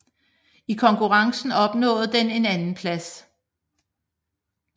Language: Danish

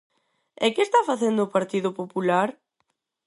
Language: Galician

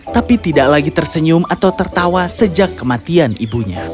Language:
Indonesian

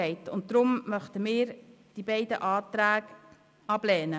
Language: Swiss German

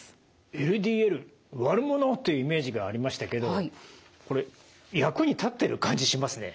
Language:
Japanese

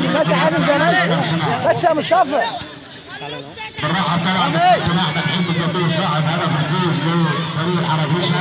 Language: Arabic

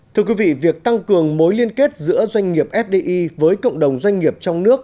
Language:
Vietnamese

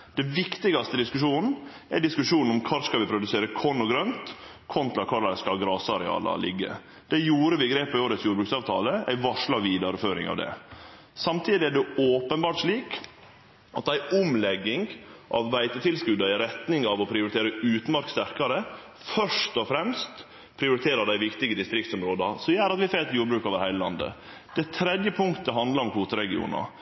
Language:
Norwegian Nynorsk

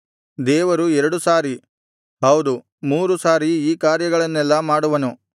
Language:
Kannada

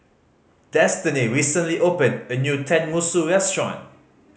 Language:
English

